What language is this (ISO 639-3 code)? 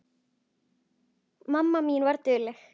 isl